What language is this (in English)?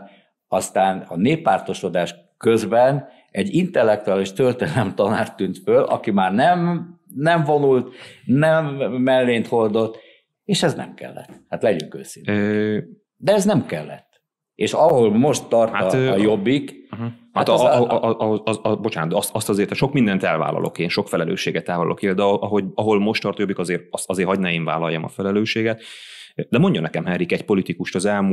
Hungarian